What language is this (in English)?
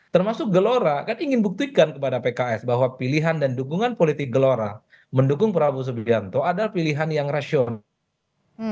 Indonesian